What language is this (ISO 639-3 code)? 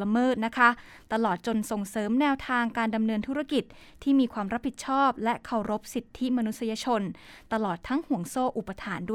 tha